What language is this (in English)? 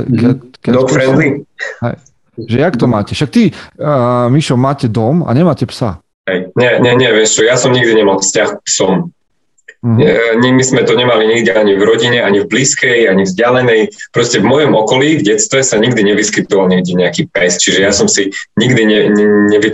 Slovak